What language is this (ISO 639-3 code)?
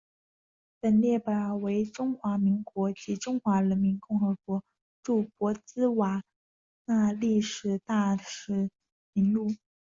zho